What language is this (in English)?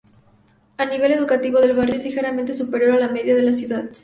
Spanish